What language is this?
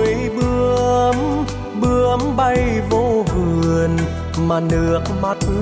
Vietnamese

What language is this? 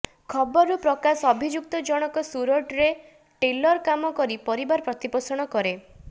Odia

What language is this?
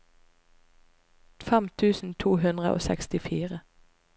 Norwegian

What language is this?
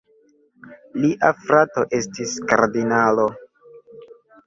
Esperanto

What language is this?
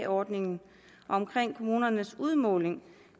Danish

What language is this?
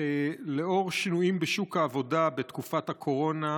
Hebrew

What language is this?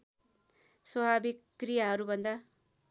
Nepali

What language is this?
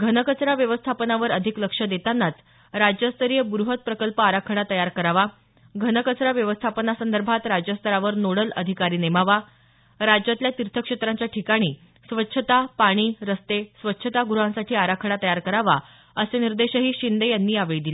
Marathi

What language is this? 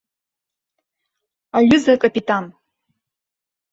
Abkhazian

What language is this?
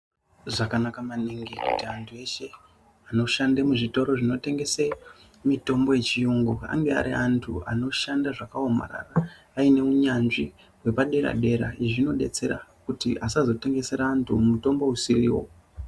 Ndau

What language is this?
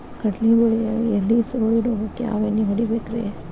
Kannada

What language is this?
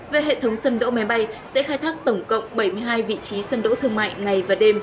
Vietnamese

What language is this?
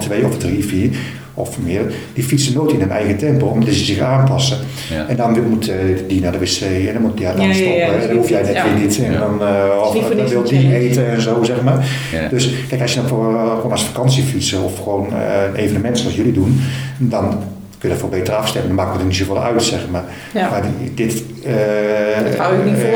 Dutch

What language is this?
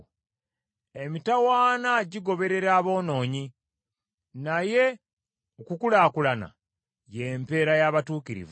Ganda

